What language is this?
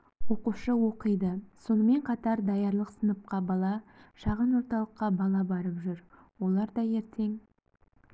Kazakh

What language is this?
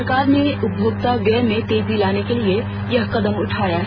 Hindi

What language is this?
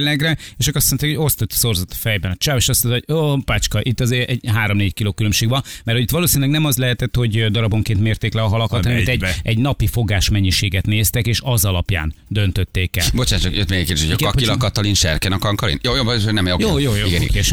Hungarian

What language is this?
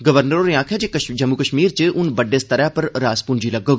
Dogri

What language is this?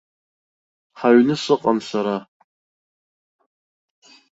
Abkhazian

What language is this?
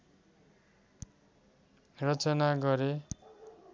Nepali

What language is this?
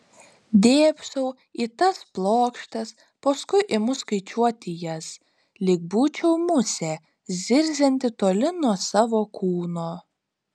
Lithuanian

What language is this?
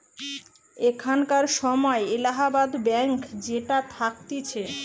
Bangla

